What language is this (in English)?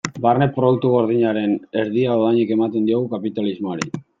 Basque